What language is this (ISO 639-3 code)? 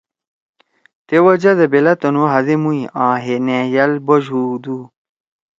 trw